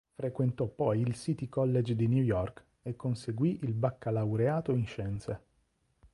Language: Italian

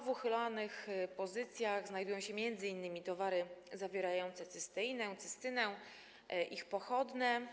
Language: Polish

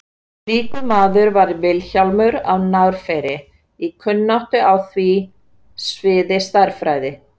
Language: Icelandic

